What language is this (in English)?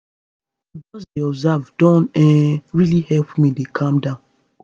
Nigerian Pidgin